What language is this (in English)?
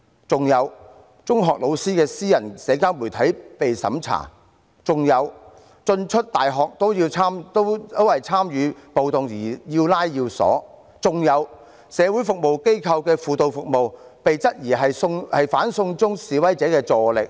Cantonese